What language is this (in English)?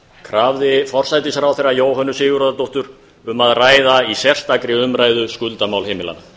Icelandic